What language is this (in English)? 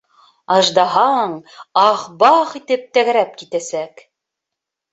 Bashkir